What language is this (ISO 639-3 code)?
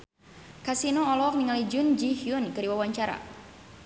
sun